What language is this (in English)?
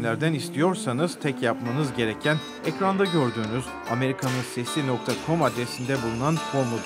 Turkish